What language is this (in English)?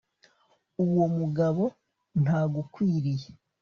Kinyarwanda